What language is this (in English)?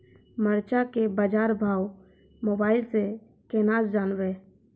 Maithili